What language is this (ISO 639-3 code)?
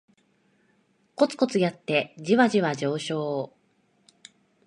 jpn